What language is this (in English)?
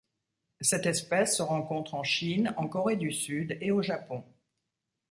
French